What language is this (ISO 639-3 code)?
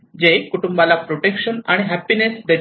mar